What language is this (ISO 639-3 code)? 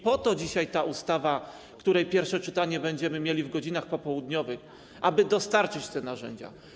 pol